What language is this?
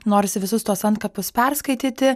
Lithuanian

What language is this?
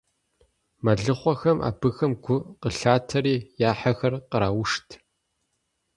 Kabardian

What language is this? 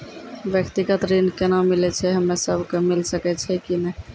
Maithili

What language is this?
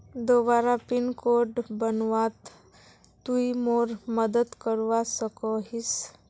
Magahi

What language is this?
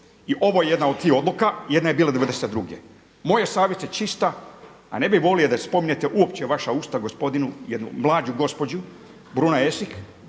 Croatian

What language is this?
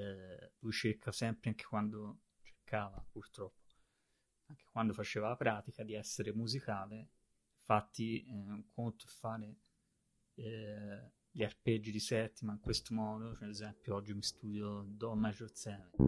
Italian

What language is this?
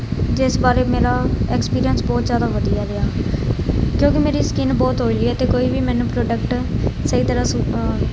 Punjabi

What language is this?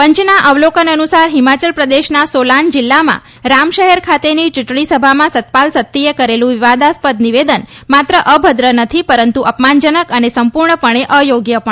Gujarati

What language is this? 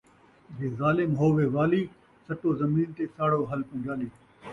Saraiki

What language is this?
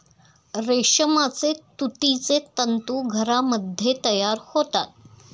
Marathi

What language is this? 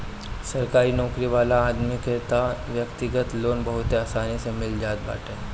Bhojpuri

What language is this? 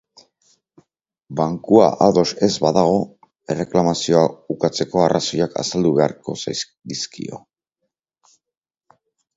Basque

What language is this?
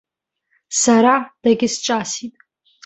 Abkhazian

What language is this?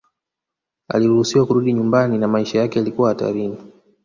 Swahili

